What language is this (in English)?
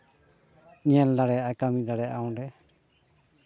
Santali